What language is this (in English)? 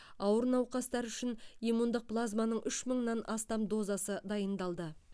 Kazakh